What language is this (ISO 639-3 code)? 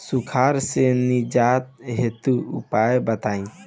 bho